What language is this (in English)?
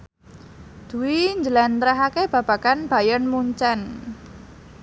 Javanese